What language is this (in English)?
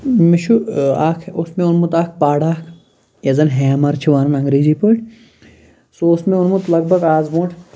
Kashmiri